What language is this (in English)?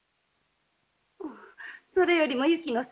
Japanese